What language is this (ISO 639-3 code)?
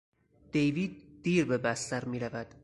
fas